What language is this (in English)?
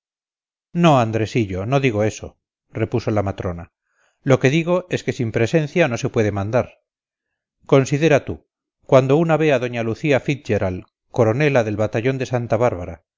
Spanish